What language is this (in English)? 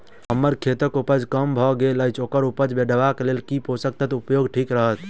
Maithili